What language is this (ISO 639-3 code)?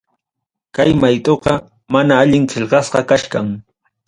quy